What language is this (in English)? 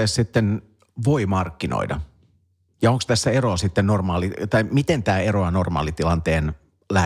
Finnish